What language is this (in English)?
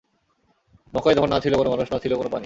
Bangla